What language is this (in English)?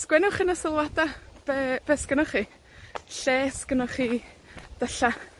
Welsh